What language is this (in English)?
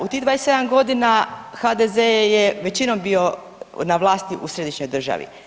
Croatian